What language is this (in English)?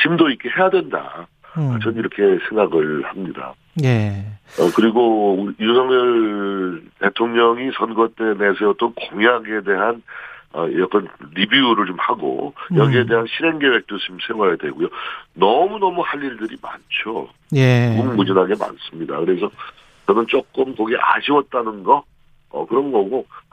Korean